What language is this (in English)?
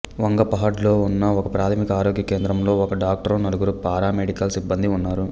Telugu